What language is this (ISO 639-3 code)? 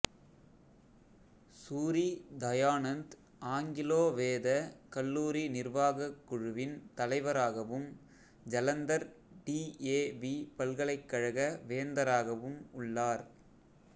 tam